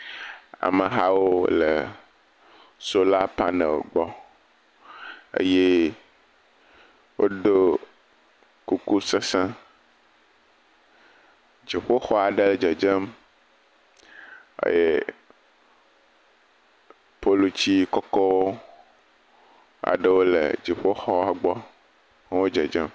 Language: Ewe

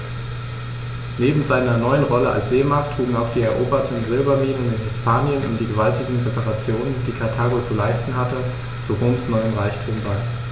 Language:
German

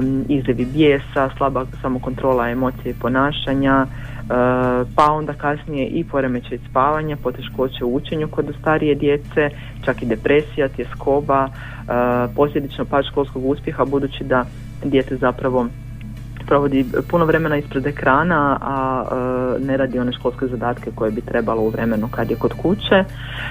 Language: Croatian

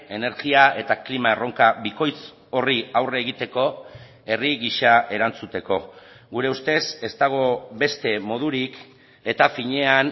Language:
Basque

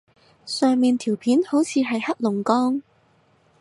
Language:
Cantonese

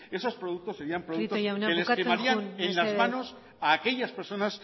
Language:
Spanish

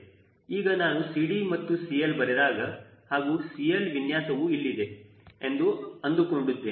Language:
Kannada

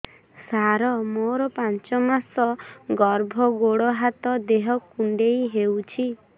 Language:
Odia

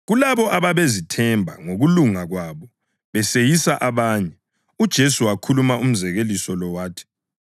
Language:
North Ndebele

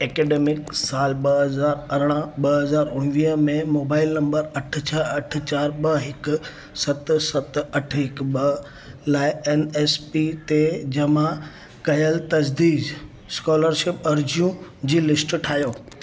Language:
Sindhi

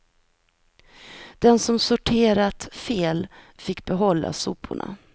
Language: Swedish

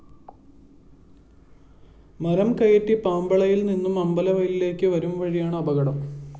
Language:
Malayalam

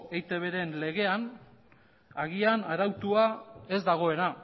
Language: Basque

